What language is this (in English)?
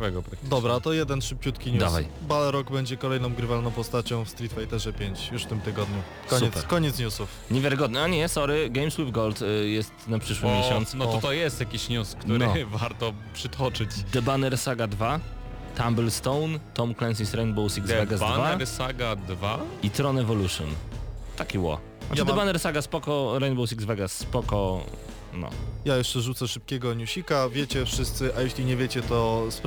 Polish